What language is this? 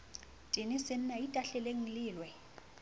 Southern Sotho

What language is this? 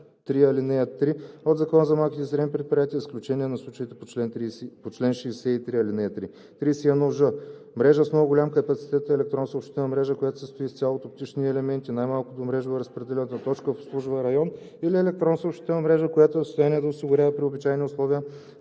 Bulgarian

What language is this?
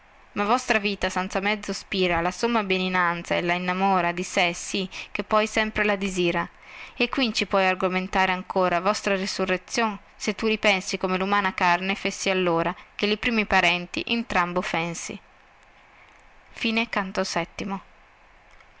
Italian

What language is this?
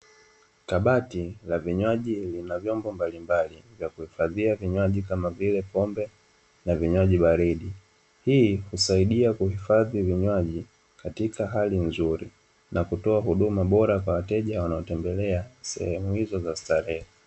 Swahili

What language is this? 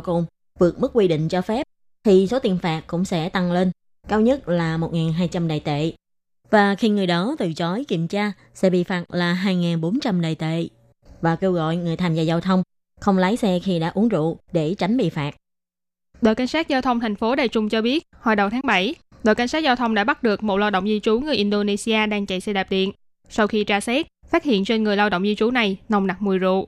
Vietnamese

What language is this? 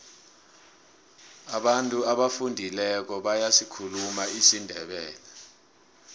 South Ndebele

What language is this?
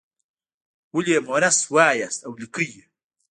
Pashto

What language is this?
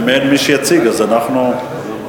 Hebrew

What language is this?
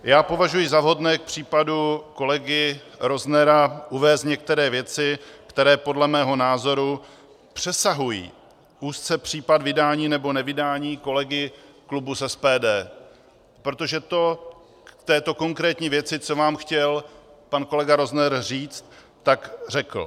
Czech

